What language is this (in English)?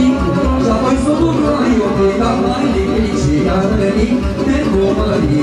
Romanian